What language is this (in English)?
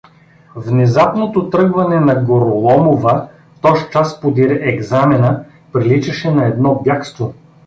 Bulgarian